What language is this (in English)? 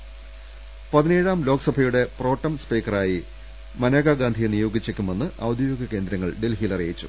Malayalam